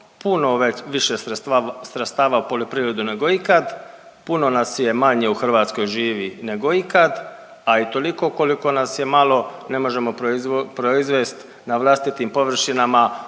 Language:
Croatian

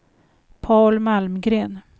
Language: Swedish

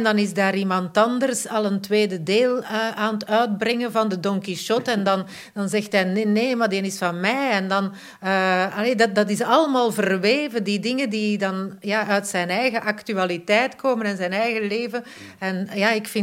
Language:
Dutch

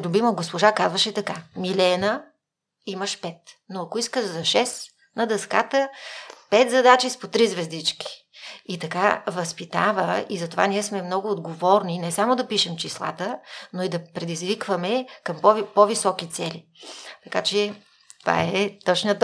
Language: Bulgarian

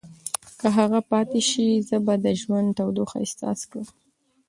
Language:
Pashto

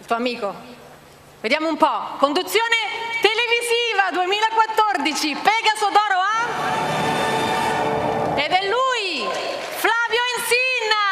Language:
Italian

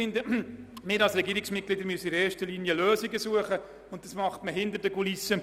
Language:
Swiss German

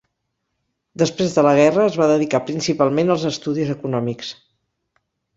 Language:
Catalan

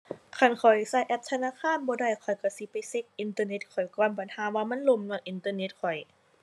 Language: Thai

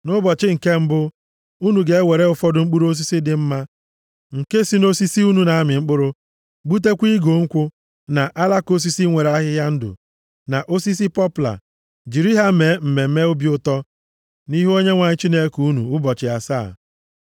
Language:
Igbo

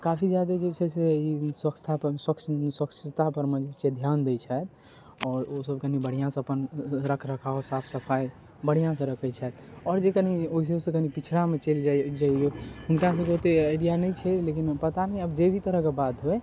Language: Maithili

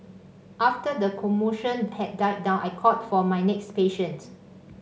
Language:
English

